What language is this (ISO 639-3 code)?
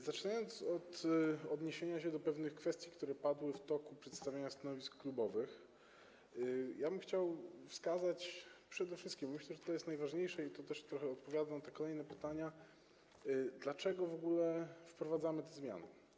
pol